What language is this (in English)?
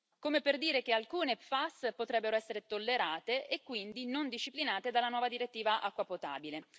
Italian